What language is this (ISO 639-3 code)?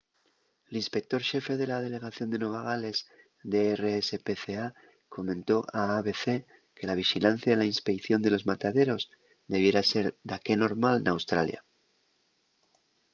ast